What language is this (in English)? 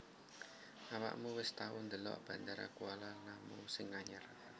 Javanese